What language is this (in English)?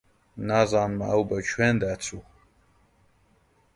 Central Kurdish